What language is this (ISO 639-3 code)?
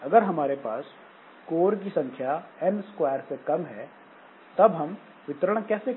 hin